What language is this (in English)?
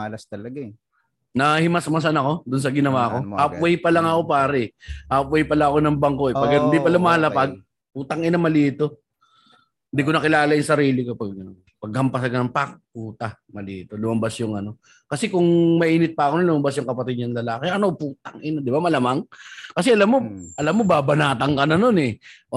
Filipino